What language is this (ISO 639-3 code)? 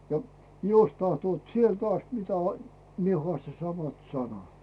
fin